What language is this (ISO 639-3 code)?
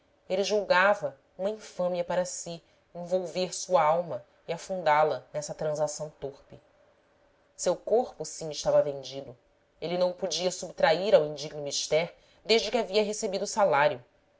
por